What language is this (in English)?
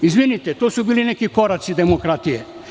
Serbian